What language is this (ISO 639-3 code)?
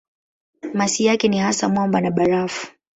swa